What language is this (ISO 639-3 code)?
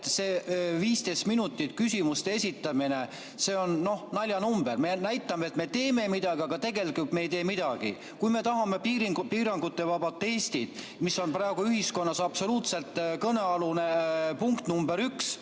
est